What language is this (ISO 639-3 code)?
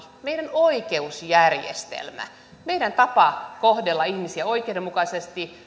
fin